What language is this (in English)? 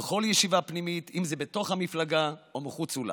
Hebrew